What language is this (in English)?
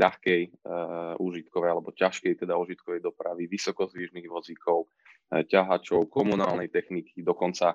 Slovak